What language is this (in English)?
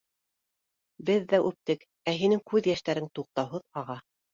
Bashkir